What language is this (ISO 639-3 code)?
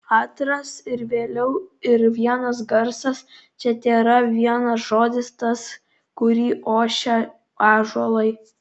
lit